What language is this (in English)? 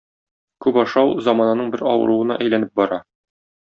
Tatar